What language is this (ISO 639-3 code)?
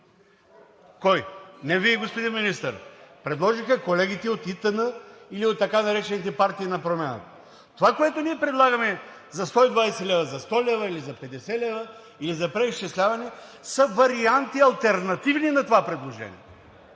bul